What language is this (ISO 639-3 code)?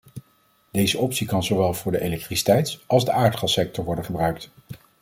nld